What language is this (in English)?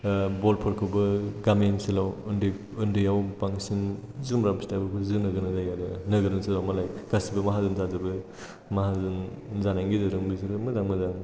Bodo